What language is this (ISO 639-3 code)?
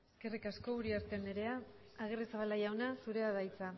eus